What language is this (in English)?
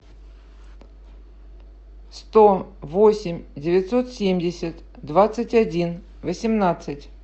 Russian